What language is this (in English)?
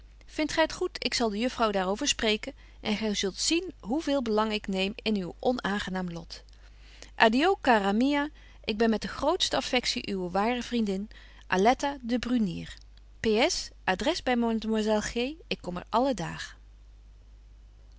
Dutch